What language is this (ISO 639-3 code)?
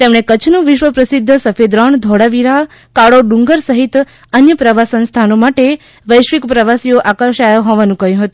guj